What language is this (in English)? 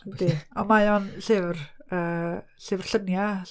Welsh